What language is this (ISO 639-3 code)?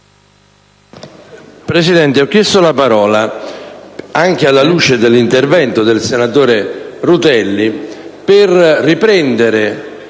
ita